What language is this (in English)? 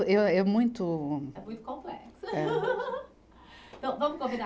Portuguese